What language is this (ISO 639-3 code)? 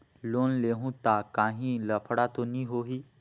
hne